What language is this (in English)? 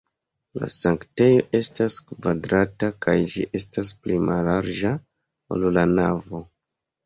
Esperanto